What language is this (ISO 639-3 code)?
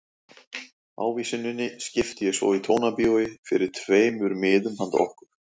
isl